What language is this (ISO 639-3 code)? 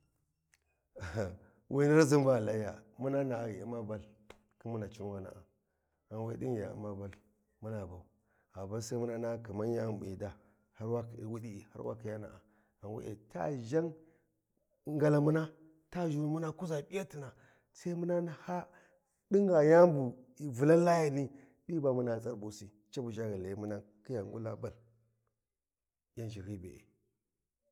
wji